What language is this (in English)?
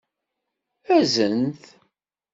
Kabyle